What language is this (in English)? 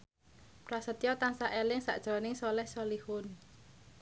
Javanese